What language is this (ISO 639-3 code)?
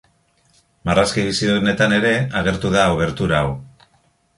eus